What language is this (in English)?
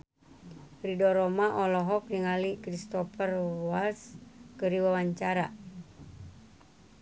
Sundanese